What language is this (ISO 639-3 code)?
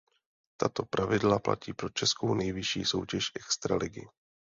ces